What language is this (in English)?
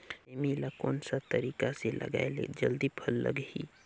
Chhattisgarhi